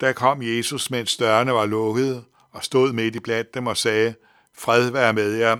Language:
Danish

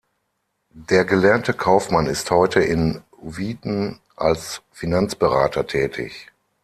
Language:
German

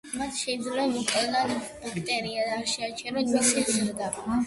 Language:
Georgian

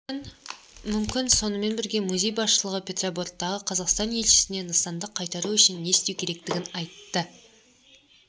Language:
Kazakh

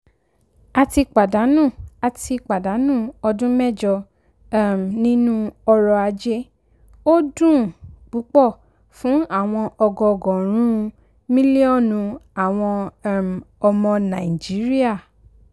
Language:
Yoruba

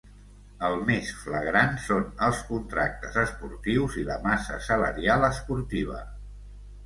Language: Catalan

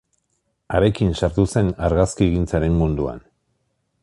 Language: Basque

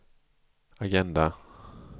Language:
Swedish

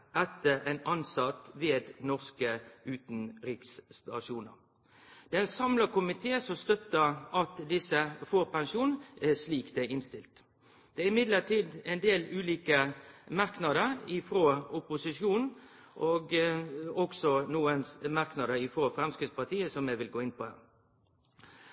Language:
Norwegian Nynorsk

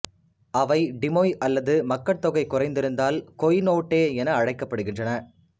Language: Tamil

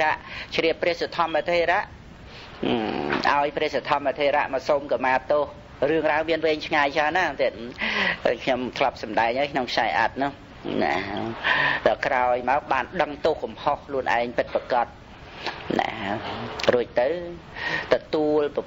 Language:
Vietnamese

